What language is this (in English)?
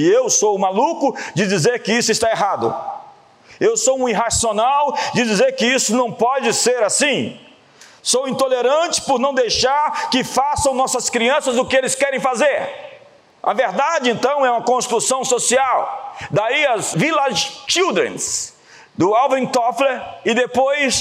Portuguese